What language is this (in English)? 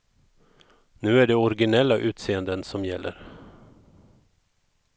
Swedish